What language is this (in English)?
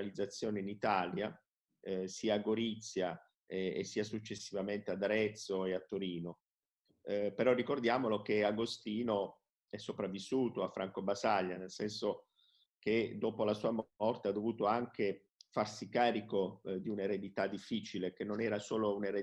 Italian